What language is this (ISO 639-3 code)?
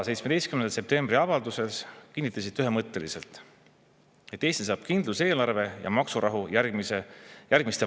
est